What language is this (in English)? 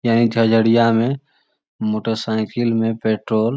Magahi